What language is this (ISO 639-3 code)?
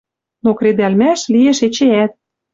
mrj